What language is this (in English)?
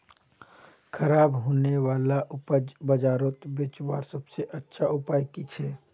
Magahi